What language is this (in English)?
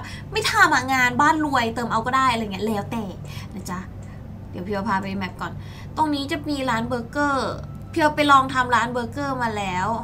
Thai